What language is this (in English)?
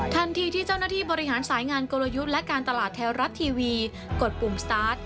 Thai